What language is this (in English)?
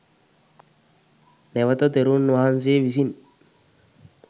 Sinhala